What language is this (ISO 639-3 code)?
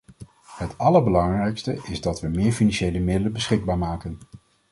nld